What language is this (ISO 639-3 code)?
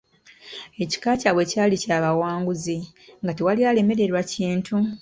lug